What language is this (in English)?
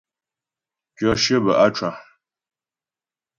Ghomala